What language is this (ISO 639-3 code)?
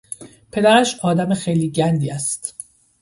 fas